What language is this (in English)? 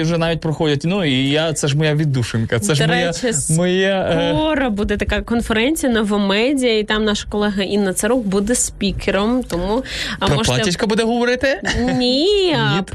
Ukrainian